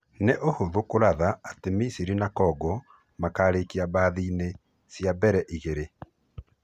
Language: Kikuyu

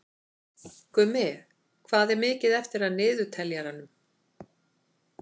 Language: Icelandic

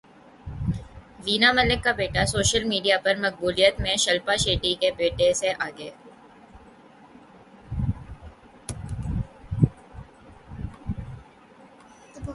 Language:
Urdu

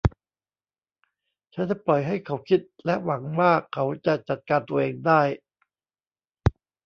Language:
Thai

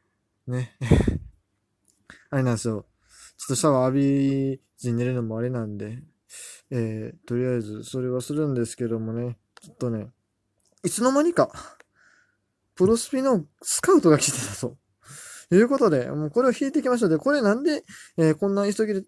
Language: Japanese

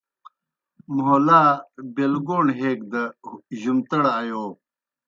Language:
Kohistani Shina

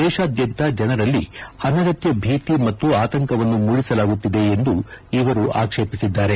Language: Kannada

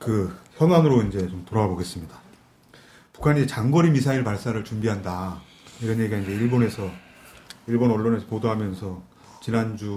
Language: Korean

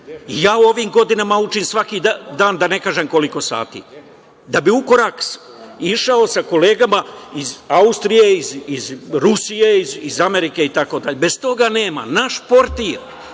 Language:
Serbian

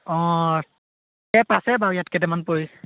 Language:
Assamese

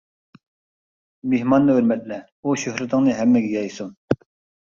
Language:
Uyghur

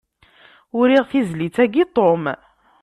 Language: Kabyle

